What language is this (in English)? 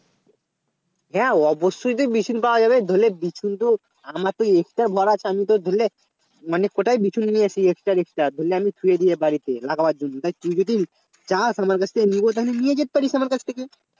Bangla